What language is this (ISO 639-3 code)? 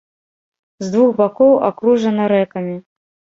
bel